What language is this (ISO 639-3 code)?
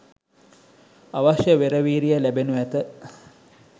sin